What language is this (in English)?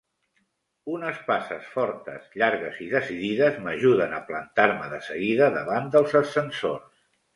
Catalan